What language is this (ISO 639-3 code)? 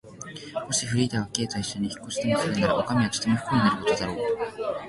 jpn